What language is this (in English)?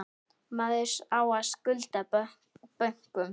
Icelandic